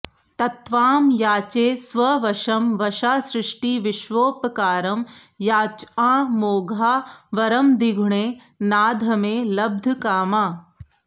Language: Sanskrit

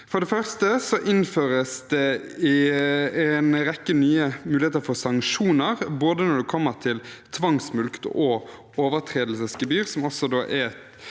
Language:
Norwegian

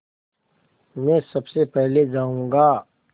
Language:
Hindi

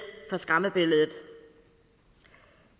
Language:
Danish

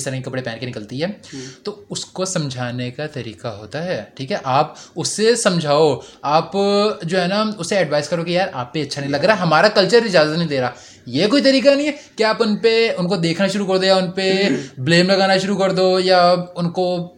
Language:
Urdu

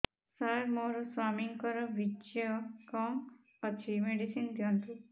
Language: Odia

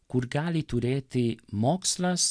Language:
Lithuanian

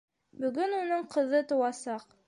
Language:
Bashkir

